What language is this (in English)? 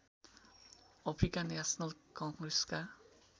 Nepali